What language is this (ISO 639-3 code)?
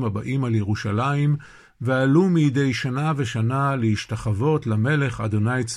heb